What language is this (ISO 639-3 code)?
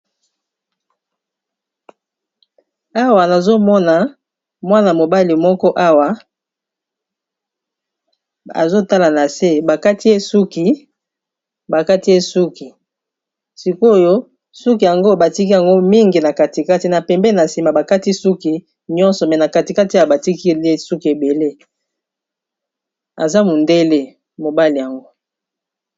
lin